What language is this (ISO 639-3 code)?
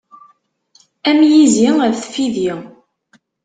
kab